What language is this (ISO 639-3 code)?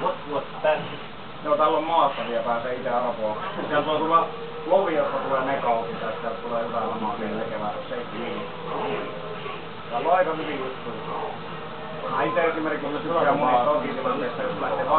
fin